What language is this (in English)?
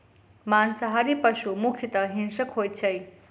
Maithili